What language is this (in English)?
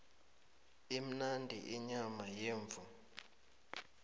South Ndebele